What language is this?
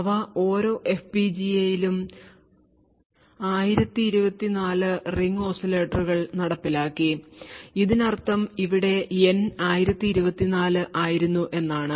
Malayalam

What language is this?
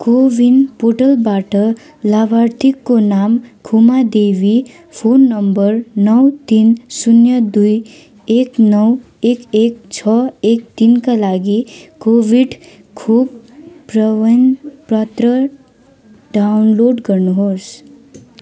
Nepali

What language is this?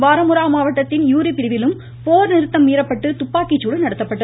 Tamil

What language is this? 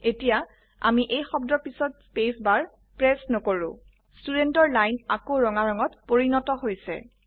Assamese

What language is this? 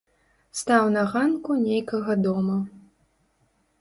Belarusian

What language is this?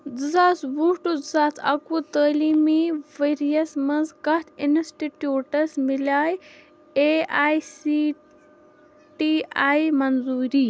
Kashmiri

